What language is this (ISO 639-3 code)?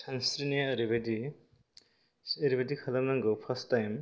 brx